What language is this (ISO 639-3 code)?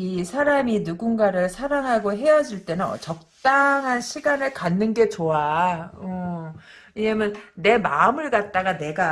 kor